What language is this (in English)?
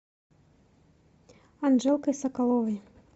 Russian